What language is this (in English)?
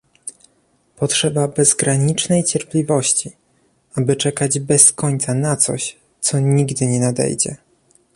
Polish